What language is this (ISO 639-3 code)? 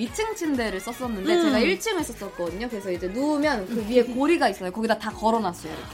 kor